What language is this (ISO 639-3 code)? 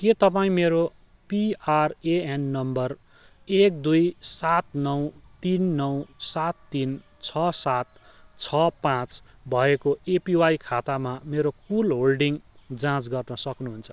nep